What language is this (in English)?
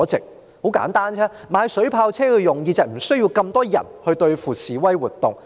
Cantonese